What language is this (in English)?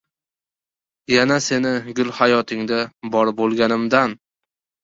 Uzbek